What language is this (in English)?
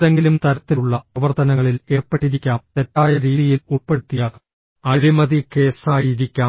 Malayalam